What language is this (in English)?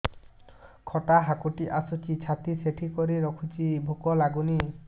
Odia